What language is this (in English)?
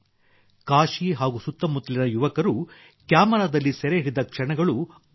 Kannada